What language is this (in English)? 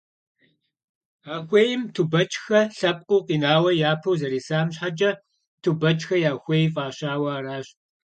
Kabardian